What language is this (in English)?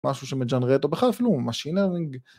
Hebrew